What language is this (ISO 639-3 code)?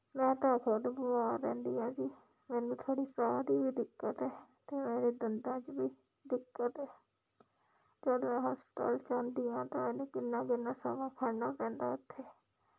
pan